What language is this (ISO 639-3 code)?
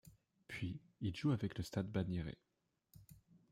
fra